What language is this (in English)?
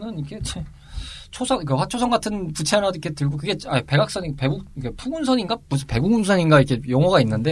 Korean